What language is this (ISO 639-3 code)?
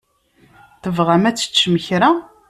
kab